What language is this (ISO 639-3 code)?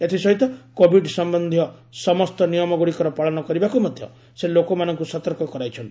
ori